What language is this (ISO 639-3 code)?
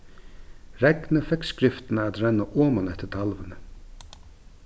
fao